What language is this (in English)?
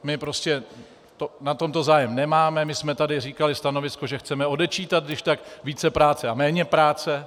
Czech